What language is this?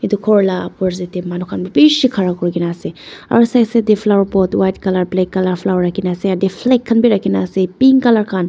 Naga Pidgin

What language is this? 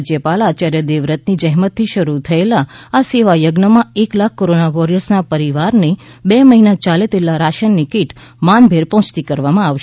Gujarati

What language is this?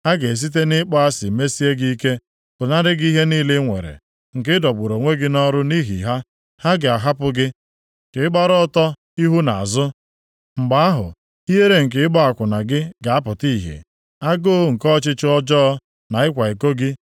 Igbo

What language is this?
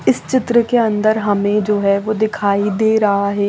Hindi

